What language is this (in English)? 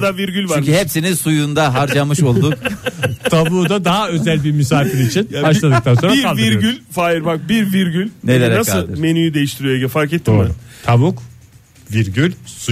Turkish